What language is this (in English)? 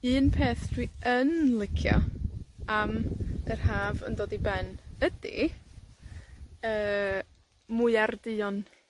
Welsh